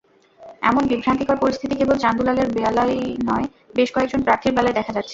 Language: Bangla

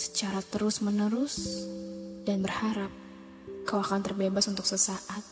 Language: Indonesian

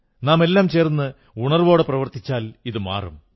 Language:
Malayalam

